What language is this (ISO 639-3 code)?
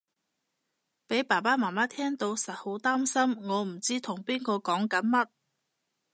yue